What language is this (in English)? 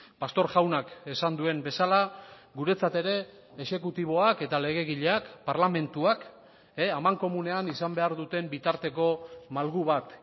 Basque